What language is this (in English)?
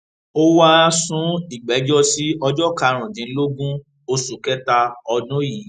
Yoruba